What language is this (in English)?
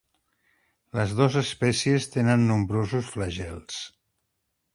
Catalan